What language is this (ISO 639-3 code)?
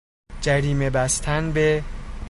fas